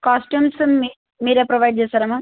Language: Telugu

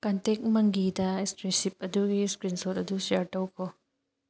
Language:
Manipuri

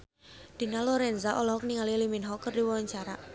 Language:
Sundanese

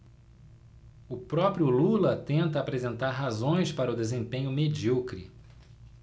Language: Portuguese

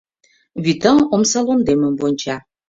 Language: Mari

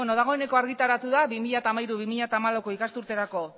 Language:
Basque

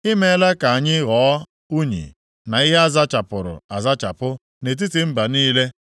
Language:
Igbo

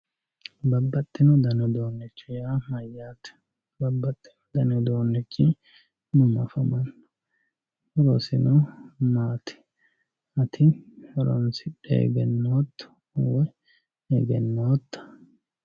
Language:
Sidamo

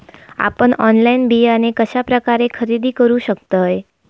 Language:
Marathi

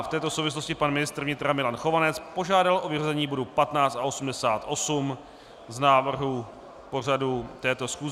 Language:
Czech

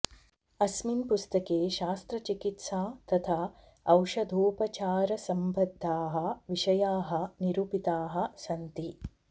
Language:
Sanskrit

